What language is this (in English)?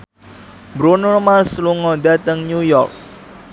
Javanese